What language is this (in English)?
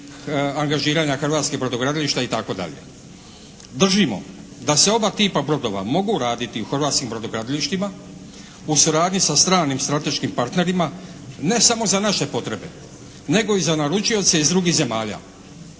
Croatian